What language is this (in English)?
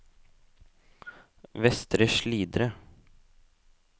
Norwegian